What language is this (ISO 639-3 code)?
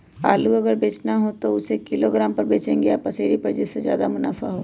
mag